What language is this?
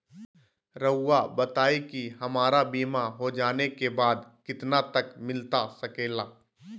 Magahi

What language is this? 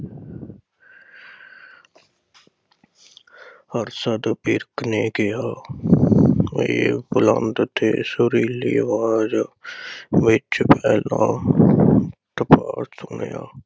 Punjabi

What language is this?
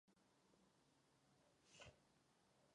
Czech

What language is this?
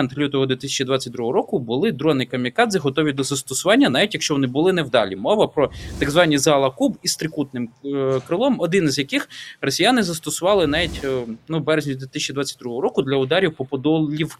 Ukrainian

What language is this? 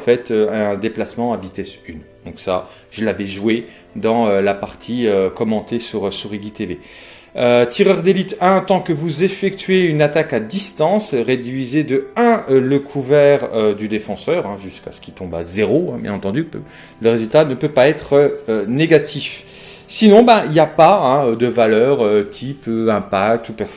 French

